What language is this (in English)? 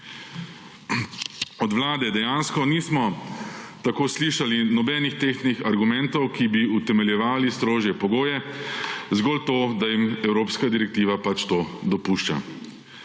Slovenian